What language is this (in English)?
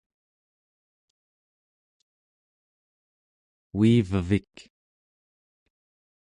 Central Yupik